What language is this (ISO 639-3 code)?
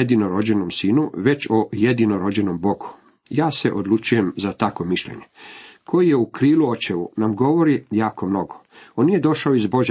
hrv